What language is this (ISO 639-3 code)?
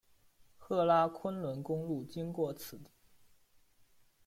zho